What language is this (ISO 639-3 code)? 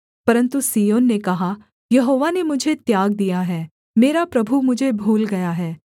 hin